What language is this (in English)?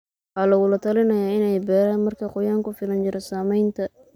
Somali